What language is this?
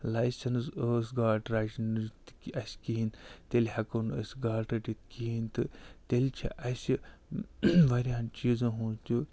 Kashmiri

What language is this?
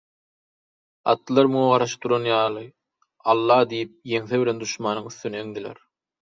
Turkmen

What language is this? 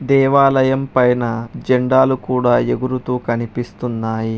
Telugu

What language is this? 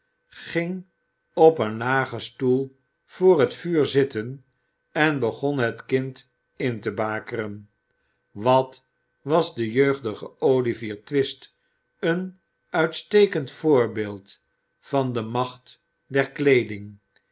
Dutch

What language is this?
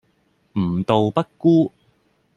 Cantonese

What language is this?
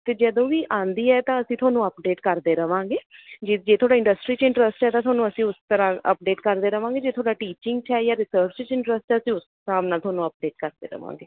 Punjabi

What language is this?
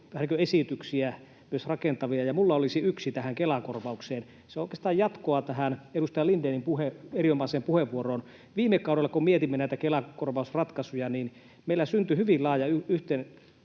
Finnish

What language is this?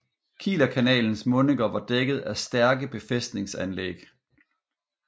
Danish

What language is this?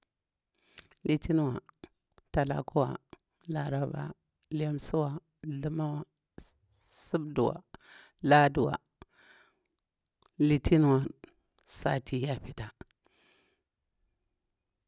Bura-Pabir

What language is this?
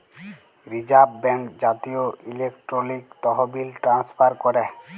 Bangla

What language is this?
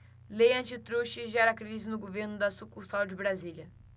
Portuguese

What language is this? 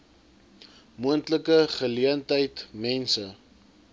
Afrikaans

